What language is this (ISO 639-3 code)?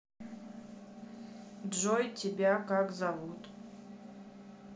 rus